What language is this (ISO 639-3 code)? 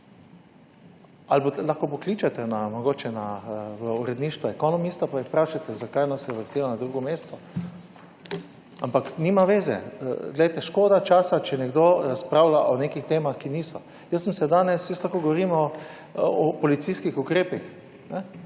slv